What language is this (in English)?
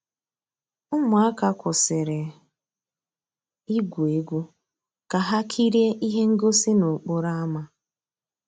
Igbo